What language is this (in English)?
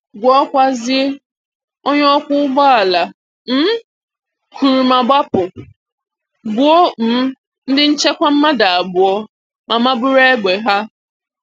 Igbo